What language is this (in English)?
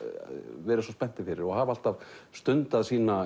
Icelandic